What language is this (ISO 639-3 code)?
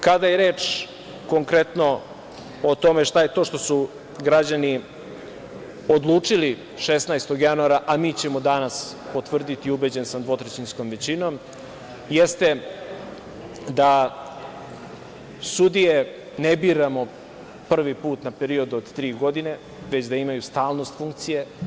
srp